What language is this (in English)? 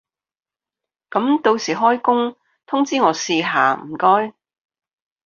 Cantonese